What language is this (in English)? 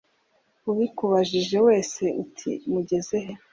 Kinyarwanda